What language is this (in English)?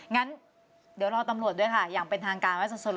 Thai